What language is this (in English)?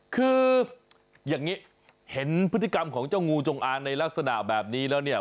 Thai